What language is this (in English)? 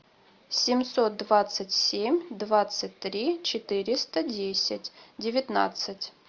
Russian